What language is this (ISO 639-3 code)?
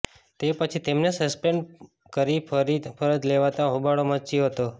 guj